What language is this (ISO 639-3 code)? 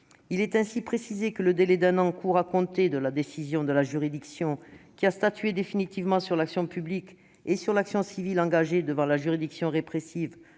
fra